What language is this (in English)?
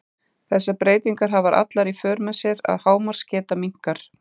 Icelandic